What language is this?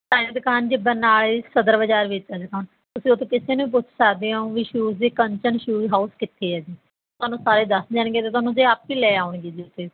Punjabi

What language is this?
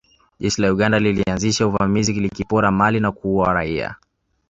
Swahili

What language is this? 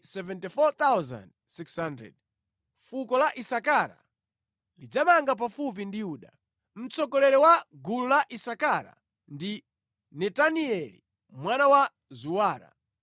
Nyanja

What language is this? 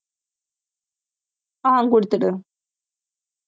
Tamil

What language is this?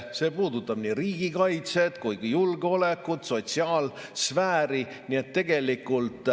Estonian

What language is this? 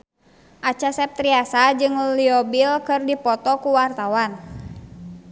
Sundanese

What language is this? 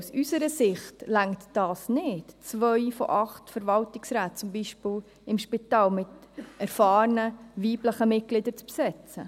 Swiss German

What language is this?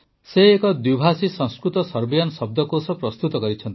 Odia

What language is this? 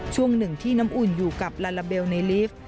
Thai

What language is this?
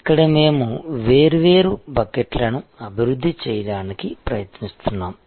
Telugu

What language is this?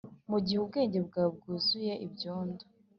Kinyarwanda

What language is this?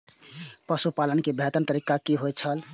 Maithili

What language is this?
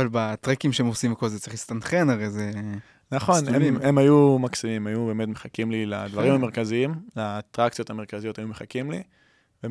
Hebrew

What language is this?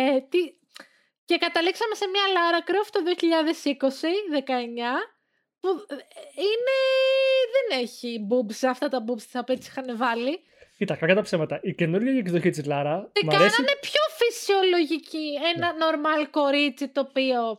Greek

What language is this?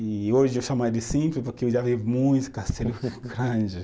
Portuguese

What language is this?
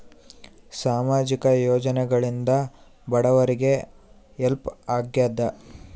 Kannada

